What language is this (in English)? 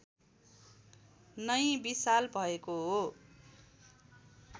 Nepali